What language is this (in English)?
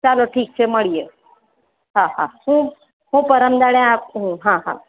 Gujarati